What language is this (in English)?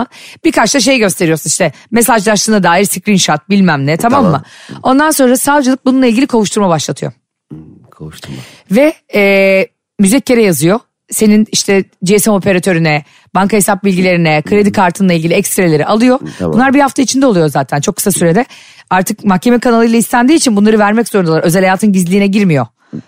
Turkish